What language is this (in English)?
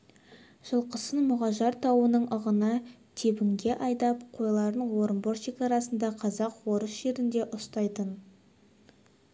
Kazakh